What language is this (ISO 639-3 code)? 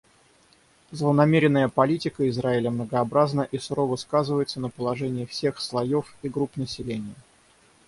rus